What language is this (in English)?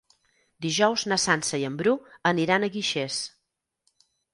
Catalan